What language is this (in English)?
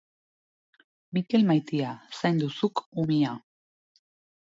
Basque